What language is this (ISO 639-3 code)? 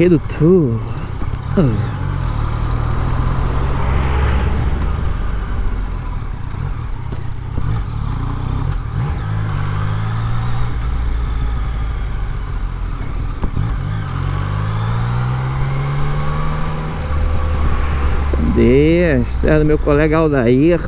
por